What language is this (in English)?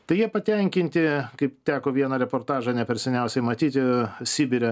Lithuanian